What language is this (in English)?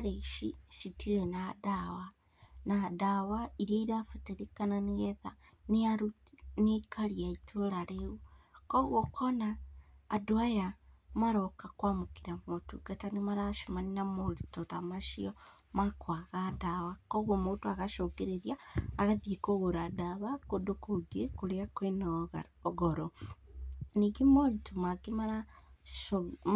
Kikuyu